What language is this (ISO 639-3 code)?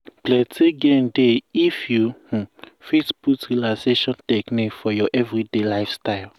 pcm